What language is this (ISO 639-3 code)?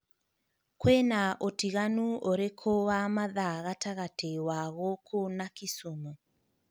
kik